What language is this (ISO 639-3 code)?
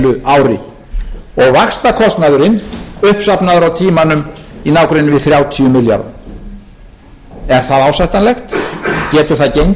isl